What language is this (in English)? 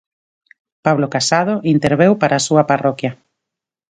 Galician